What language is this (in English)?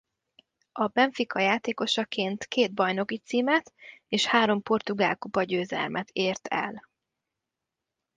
Hungarian